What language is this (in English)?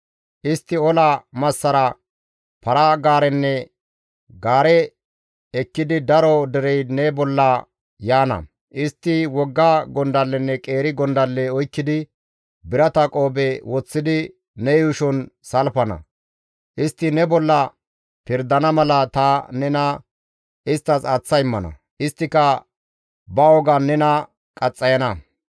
Gamo